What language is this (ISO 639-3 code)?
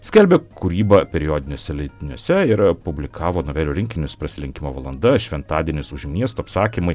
lit